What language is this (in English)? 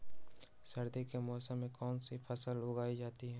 Magahi